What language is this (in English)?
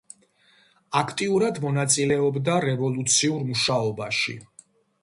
Georgian